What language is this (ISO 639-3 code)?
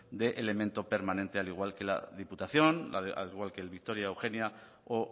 spa